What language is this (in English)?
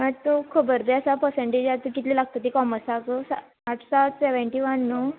Konkani